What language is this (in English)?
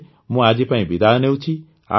Odia